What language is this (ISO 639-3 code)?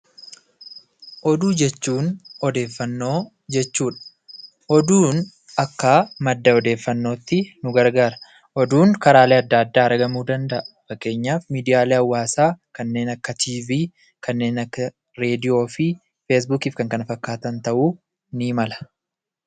orm